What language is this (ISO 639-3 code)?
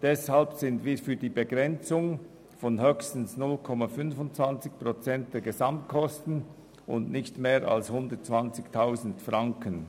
gsw